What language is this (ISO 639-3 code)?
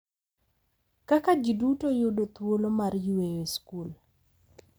luo